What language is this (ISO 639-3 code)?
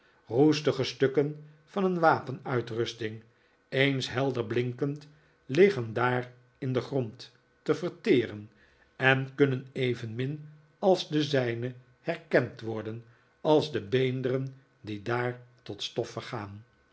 nld